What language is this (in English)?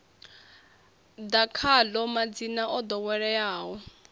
Venda